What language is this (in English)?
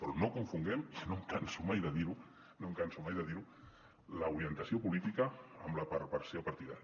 Catalan